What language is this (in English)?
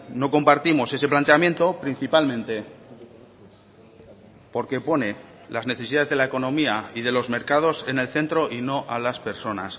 Spanish